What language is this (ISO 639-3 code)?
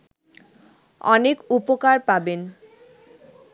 ben